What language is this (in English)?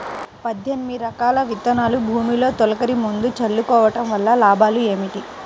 Telugu